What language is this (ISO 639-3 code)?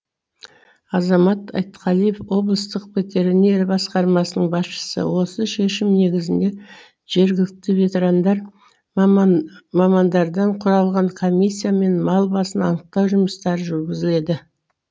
kaz